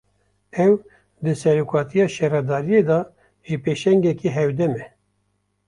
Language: Kurdish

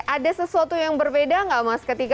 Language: Indonesian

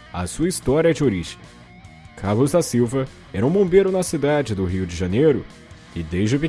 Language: Portuguese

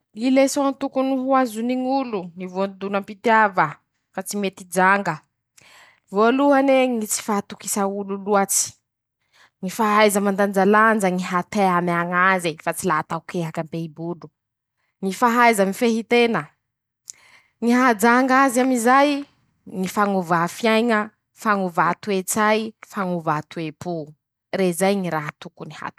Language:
Masikoro Malagasy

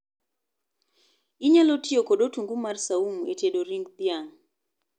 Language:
Luo (Kenya and Tanzania)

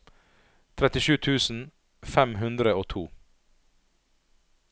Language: Norwegian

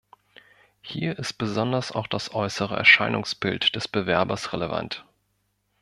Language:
German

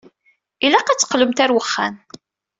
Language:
Kabyle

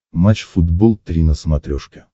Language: Russian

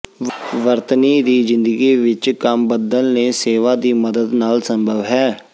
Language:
Punjabi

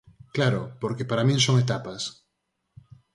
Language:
Galician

